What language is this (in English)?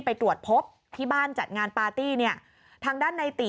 Thai